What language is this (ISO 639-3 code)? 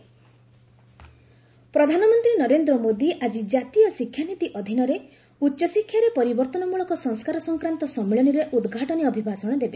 ori